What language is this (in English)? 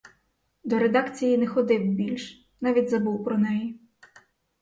Ukrainian